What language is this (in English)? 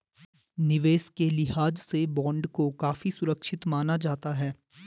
Hindi